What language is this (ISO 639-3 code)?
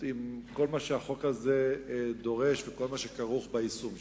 heb